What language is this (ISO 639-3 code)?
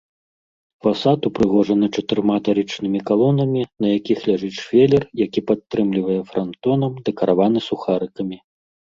bel